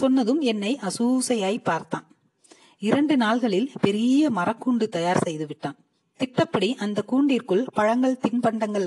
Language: Tamil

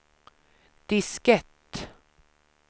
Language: Swedish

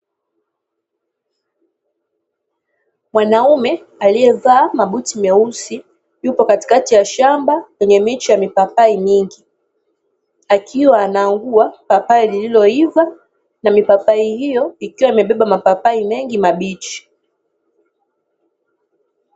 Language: Swahili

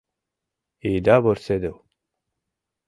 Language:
Mari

